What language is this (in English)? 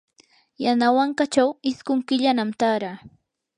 Yanahuanca Pasco Quechua